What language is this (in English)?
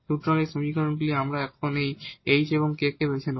Bangla